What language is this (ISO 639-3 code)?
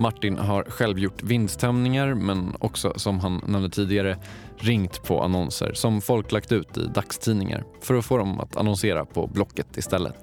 swe